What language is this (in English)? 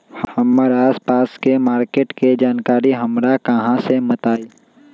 Magahi